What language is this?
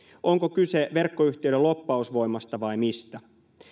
Finnish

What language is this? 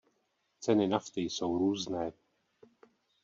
Czech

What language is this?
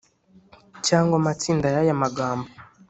Kinyarwanda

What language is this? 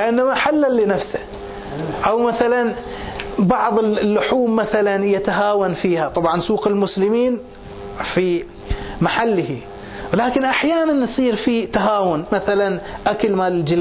Arabic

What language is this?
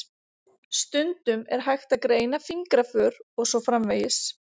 Icelandic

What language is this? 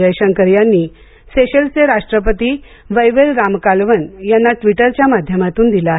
Marathi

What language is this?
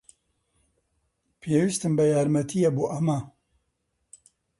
Central Kurdish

